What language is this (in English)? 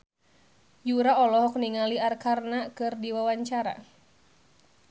Sundanese